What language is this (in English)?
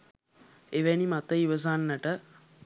Sinhala